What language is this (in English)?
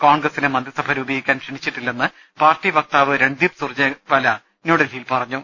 Malayalam